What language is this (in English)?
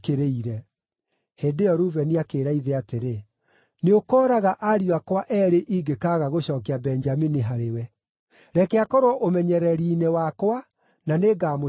Kikuyu